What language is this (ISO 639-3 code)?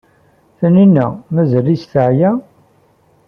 kab